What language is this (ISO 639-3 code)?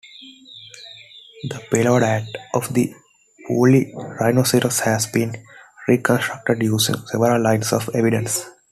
eng